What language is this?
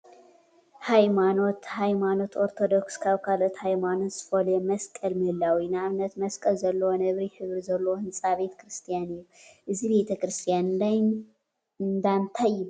Tigrinya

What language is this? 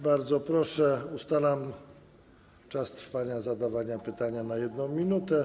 Polish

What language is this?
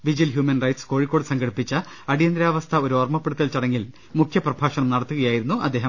Malayalam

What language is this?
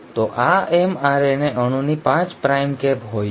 Gujarati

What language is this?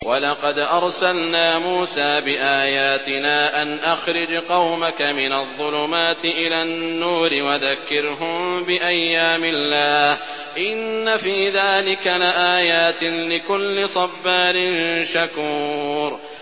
Arabic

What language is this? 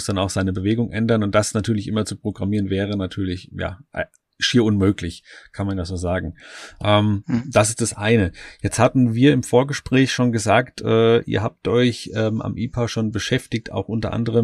German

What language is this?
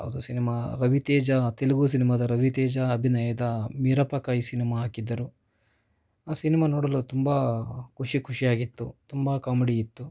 Kannada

